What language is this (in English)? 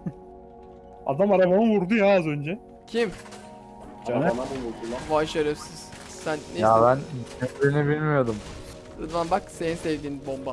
Turkish